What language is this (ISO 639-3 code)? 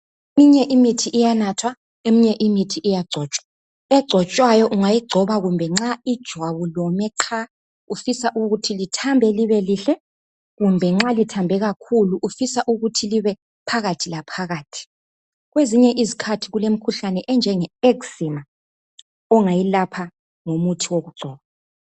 nde